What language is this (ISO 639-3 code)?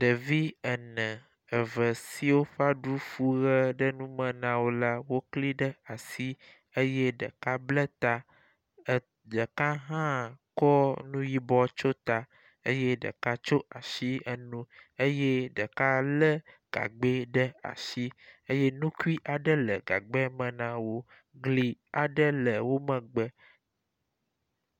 ewe